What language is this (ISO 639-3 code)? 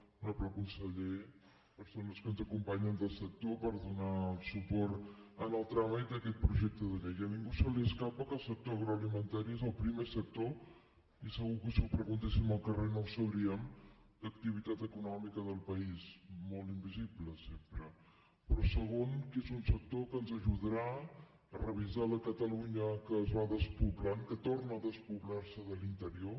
cat